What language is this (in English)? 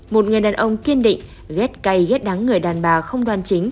Vietnamese